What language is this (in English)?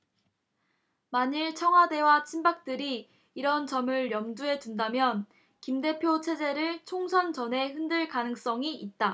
Korean